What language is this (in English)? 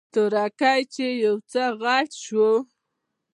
Pashto